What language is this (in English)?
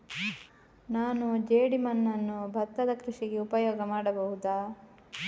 Kannada